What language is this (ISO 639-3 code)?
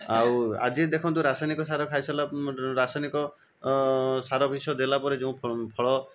ori